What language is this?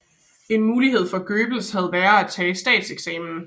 Danish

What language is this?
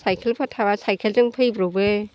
Bodo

